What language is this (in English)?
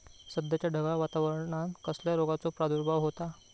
Marathi